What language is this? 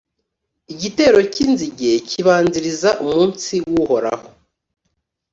Kinyarwanda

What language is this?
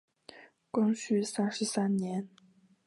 Chinese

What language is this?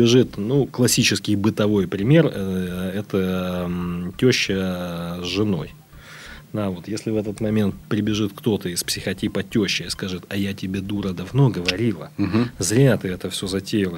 Russian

